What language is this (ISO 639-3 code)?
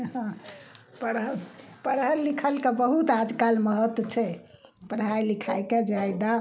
mai